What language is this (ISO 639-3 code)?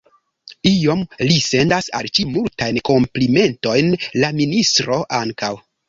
epo